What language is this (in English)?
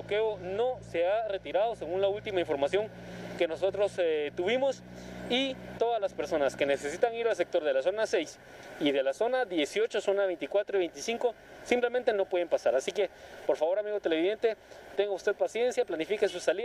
Spanish